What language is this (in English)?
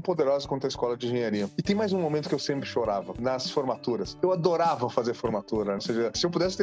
Portuguese